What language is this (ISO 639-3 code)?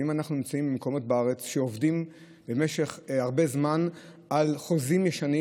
heb